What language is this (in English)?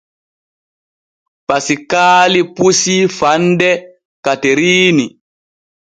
Borgu Fulfulde